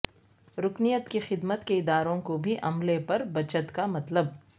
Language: Urdu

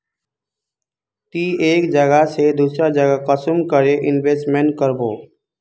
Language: Magahi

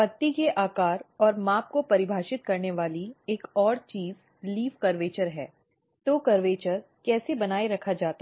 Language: Hindi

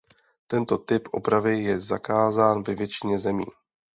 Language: Czech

